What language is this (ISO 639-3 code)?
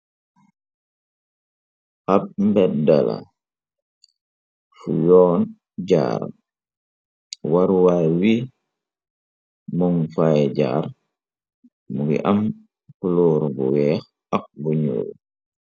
wol